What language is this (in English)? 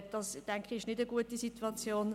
Swiss German